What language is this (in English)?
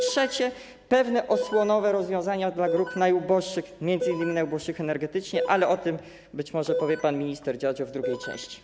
Polish